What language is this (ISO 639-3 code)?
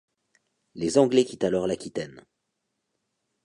fra